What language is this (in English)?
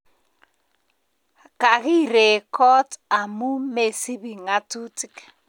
Kalenjin